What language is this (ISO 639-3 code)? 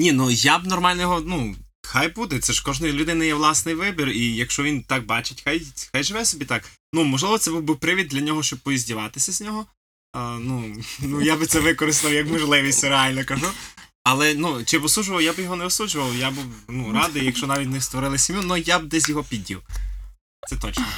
ukr